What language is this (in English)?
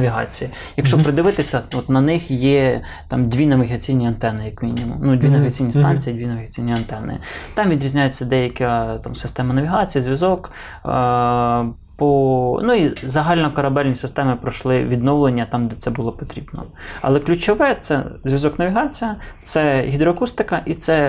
Ukrainian